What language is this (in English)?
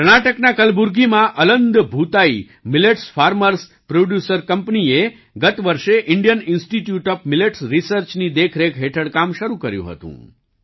Gujarati